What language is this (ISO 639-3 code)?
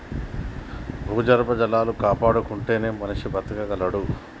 tel